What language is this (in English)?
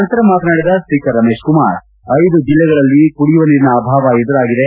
Kannada